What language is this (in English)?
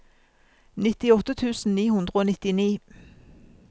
Norwegian